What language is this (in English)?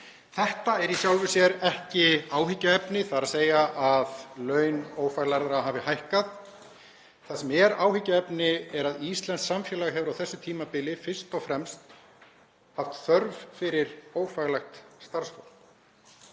Icelandic